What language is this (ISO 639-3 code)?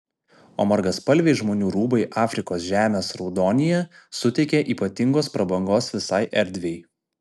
lit